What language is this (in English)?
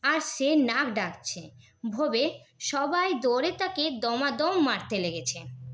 Bangla